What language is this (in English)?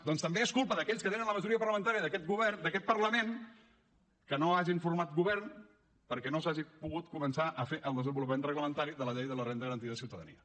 Catalan